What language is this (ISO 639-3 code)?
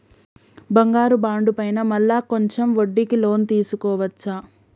tel